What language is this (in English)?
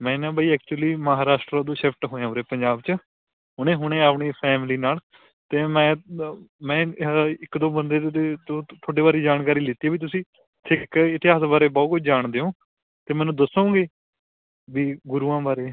Punjabi